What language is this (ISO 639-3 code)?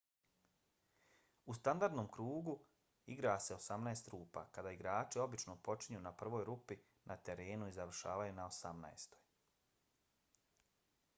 bos